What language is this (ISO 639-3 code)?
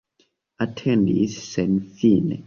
epo